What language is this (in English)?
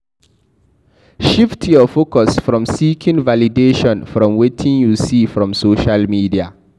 Nigerian Pidgin